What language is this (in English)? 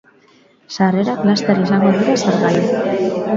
Basque